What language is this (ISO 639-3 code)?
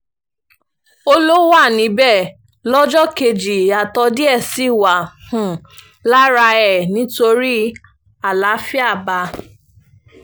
yor